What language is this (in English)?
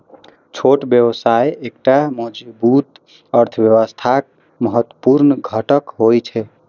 Maithili